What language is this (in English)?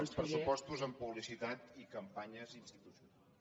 Catalan